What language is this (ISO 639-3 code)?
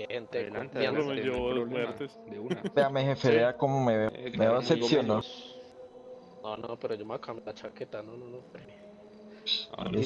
spa